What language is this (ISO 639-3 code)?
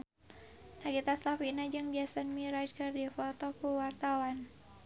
sun